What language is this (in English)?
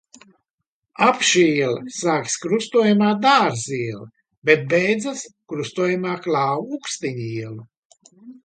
Latvian